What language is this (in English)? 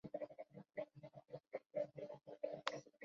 Chinese